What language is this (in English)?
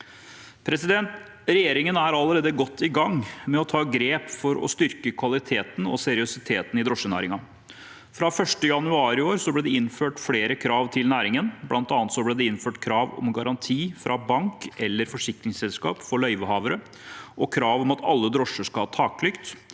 Norwegian